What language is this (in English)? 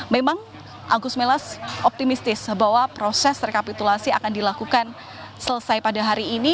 Indonesian